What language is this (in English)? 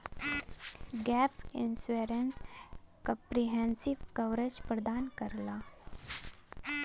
Bhojpuri